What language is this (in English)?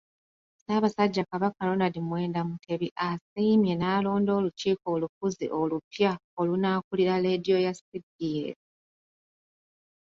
Ganda